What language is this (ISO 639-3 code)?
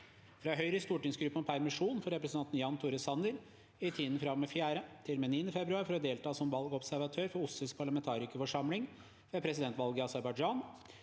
nor